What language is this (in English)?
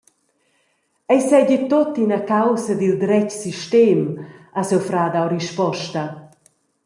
Romansh